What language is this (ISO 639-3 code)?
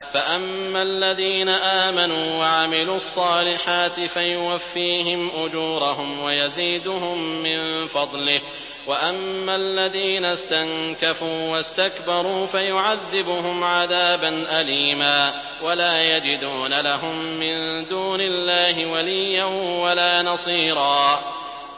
ara